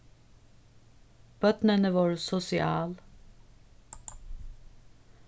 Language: Faroese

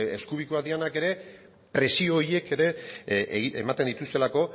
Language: Basque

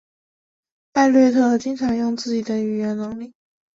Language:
Chinese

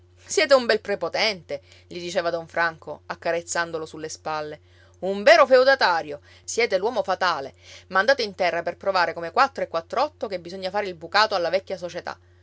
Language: Italian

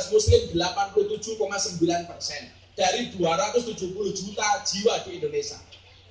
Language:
Indonesian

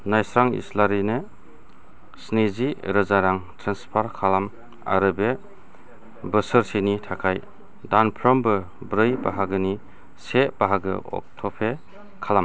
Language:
Bodo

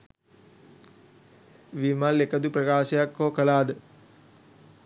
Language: Sinhala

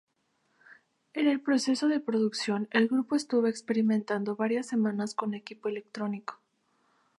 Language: Spanish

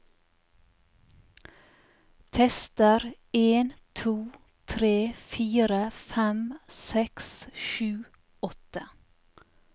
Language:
Norwegian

